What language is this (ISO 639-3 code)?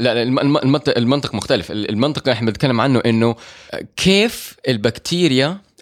ara